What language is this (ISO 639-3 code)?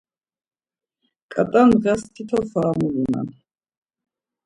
lzz